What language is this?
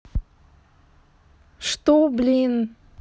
Russian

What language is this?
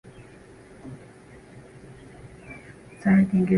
Swahili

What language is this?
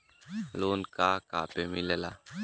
Bhojpuri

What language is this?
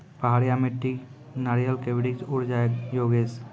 Maithili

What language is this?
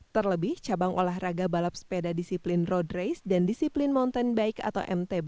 Indonesian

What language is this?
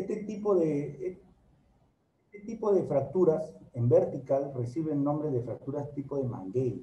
Spanish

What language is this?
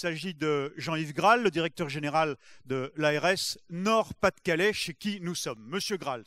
French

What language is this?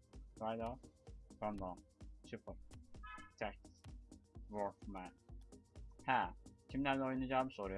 Turkish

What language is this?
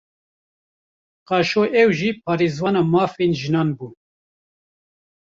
Kurdish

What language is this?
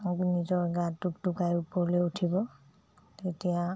Assamese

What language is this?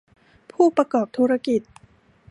Thai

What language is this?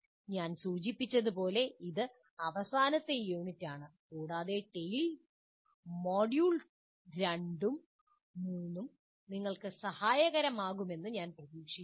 Malayalam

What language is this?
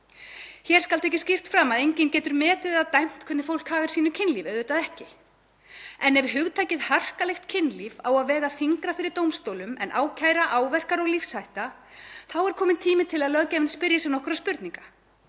Icelandic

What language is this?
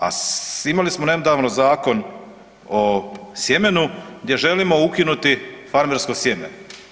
Croatian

